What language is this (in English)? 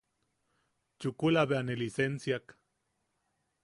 Yaqui